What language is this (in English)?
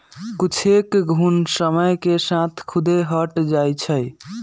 Magahi